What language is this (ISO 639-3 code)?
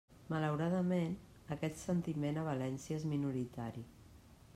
cat